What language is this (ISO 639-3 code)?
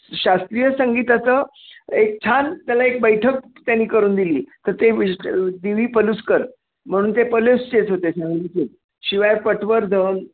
mar